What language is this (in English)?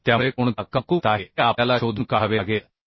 Marathi